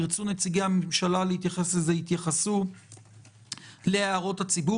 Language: Hebrew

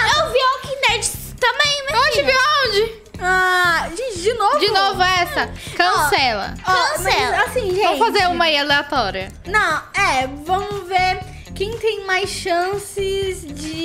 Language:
Portuguese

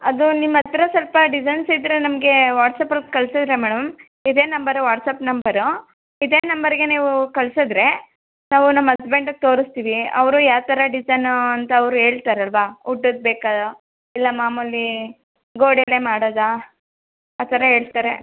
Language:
Kannada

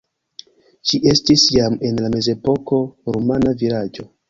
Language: Esperanto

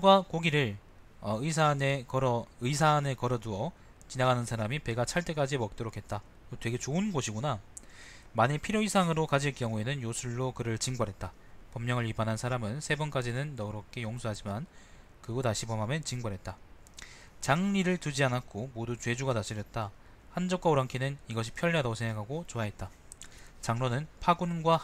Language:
Korean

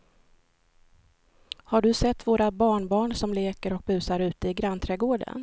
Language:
Swedish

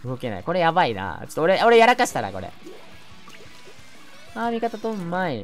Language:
Japanese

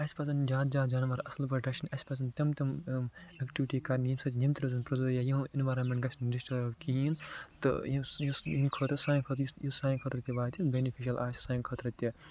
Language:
Kashmiri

